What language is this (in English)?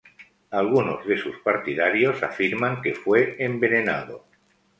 Spanish